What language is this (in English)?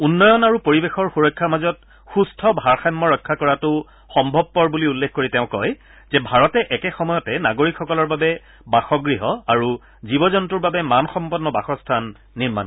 Assamese